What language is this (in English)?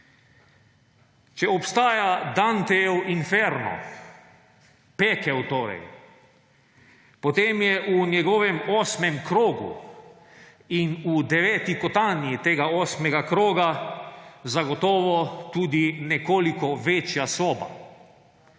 Slovenian